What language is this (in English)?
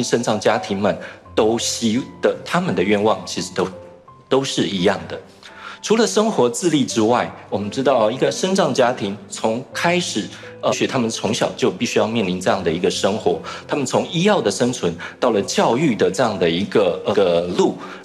Chinese